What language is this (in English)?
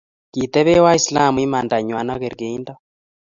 Kalenjin